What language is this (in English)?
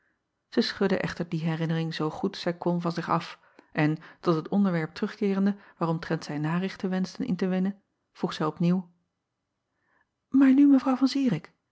Dutch